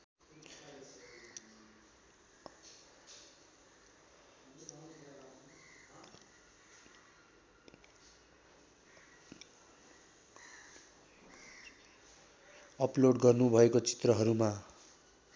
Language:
Nepali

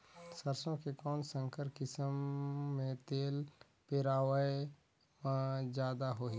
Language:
Chhattisgarhi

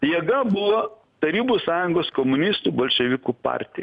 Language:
Lithuanian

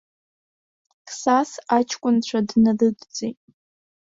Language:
Abkhazian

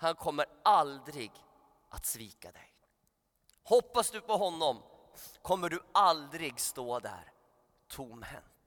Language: Swedish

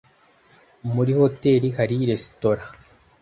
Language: Kinyarwanda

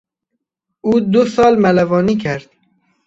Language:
Persian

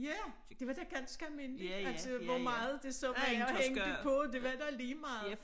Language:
Danish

